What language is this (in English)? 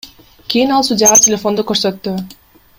Kyrgyz